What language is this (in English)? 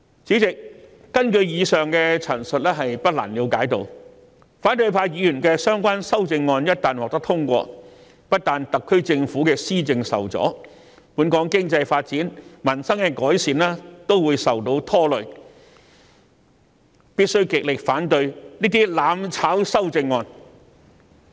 Cantonese